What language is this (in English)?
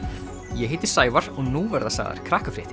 Icelandic